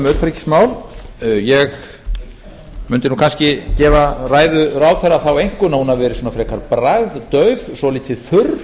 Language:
Icelandic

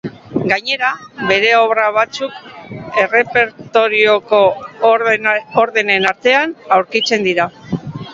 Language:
Basque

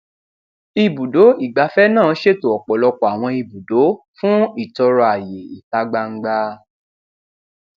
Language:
Yoruba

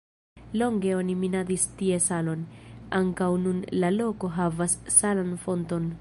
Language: Esperanto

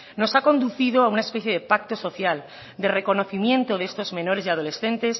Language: Spanish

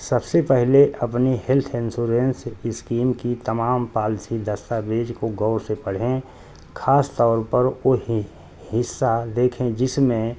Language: Urdu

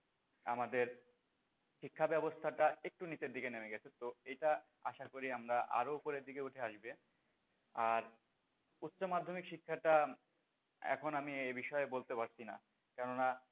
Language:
Bangla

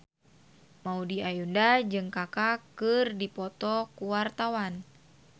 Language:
Sundanese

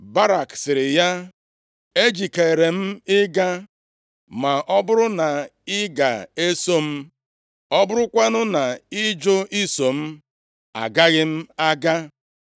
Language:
Igbo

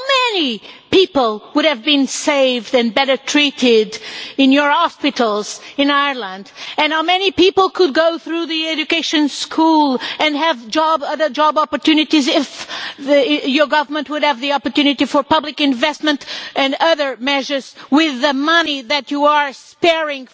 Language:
English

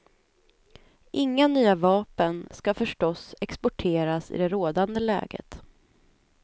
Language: Swedish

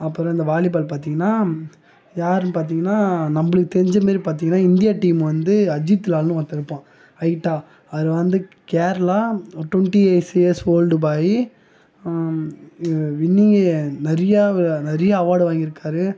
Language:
Tamil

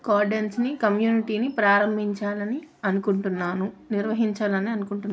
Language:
Telugu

